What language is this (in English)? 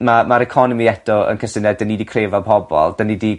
Welsh